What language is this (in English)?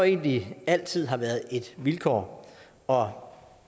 Danish